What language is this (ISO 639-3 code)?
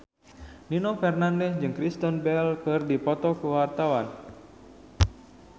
sun